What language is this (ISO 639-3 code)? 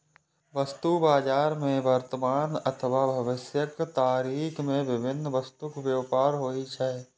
mai